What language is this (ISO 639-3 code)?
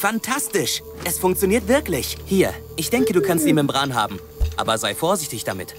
deu